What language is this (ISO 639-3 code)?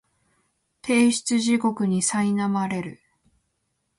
jpn